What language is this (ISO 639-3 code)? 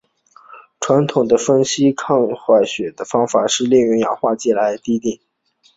zho